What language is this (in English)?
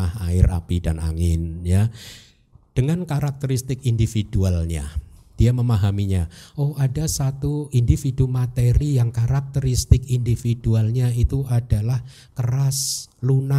Indonesian